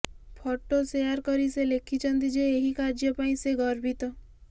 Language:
Odia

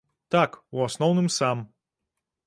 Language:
Belarusian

